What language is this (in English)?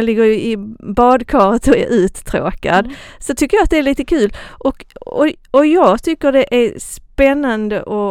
Swedish